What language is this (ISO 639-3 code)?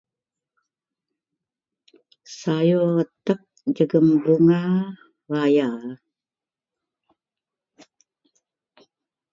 mel